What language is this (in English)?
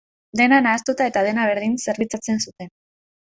Basque